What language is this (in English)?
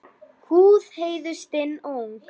Icelandic